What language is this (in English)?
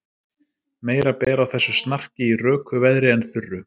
Icelandic